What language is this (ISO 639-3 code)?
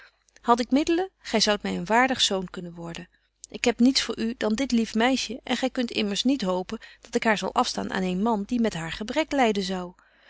nld